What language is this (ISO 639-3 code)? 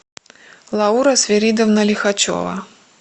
rus